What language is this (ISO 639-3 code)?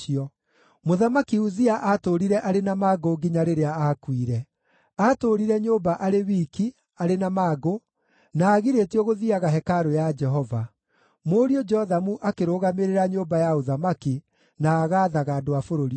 kik